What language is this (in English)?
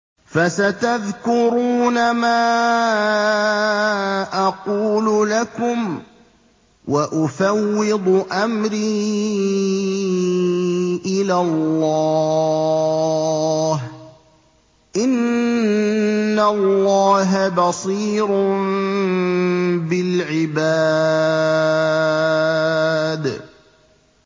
Arabic